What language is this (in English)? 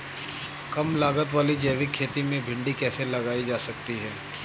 Hindi